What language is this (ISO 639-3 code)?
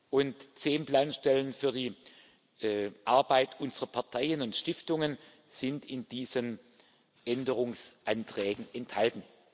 deu